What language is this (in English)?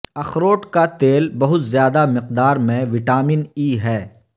Urdu